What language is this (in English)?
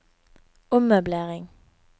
Norwegian